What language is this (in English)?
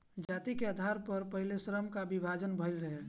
Bhojpuri